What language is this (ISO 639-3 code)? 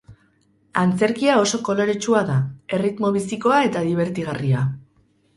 eus